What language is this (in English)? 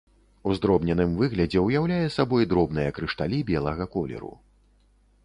Belarusian